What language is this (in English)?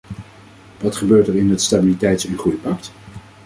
Dutch